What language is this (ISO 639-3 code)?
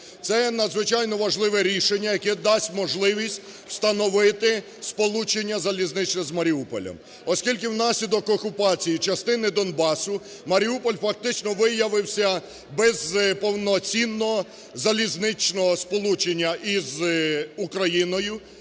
ukr